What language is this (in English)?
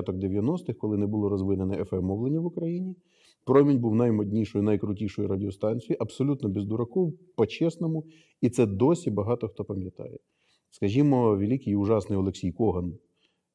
Ukrainian